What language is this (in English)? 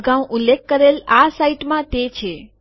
Gujarati